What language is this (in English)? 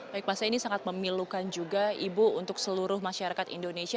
Indonesian